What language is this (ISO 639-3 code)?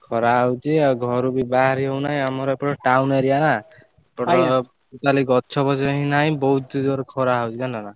ori